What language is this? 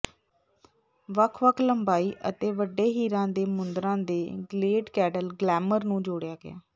Punjabi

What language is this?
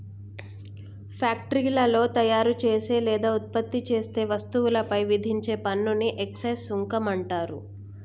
Telugu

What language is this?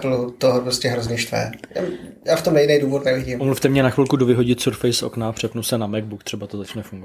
Czech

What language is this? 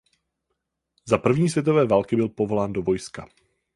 Czech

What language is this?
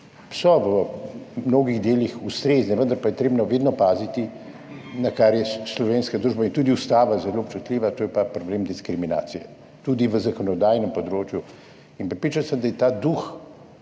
Slovenian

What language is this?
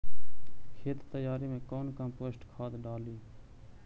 Magahi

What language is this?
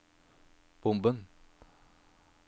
Norwegian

